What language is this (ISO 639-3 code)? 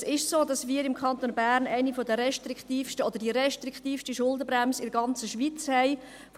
gsw